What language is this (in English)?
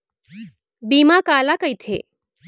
Chhattisgarhi